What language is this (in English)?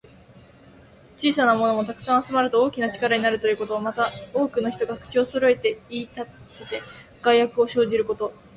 Japanese